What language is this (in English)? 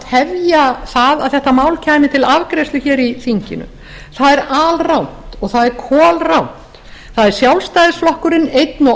Icelandic